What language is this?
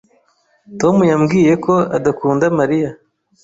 Kinyarwanda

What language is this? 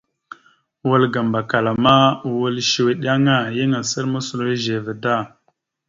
Mada (Cameroon)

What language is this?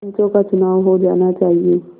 Hindi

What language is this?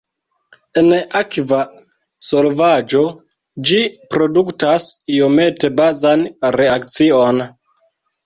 Esperanto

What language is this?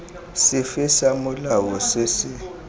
Tswana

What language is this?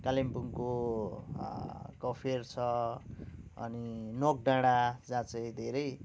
Nepali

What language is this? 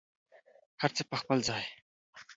Pashto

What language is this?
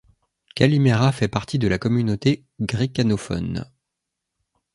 French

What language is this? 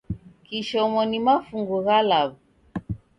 Taita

